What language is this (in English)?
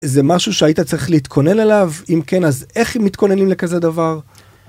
Hebrew